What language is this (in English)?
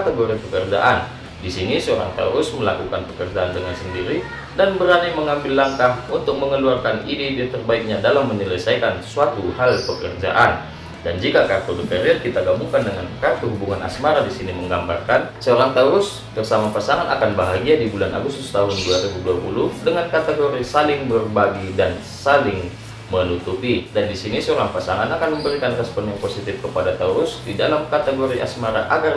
Indonesian